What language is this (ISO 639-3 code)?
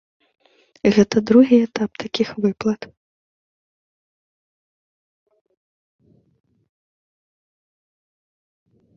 bel